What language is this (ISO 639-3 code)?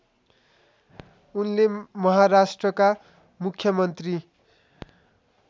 nep